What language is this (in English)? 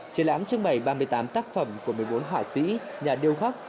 Vietnamese